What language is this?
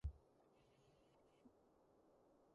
Cantonese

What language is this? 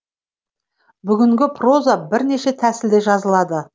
Kazakh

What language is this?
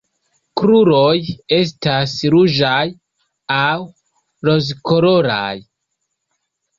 Esperanto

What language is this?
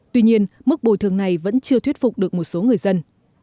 Vietnamese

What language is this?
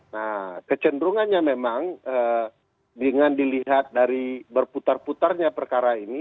Indonesian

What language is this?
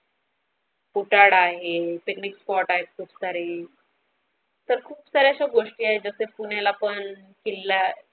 Marathi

